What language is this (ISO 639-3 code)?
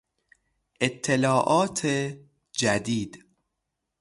fas